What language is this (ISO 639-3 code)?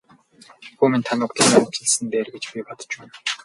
mon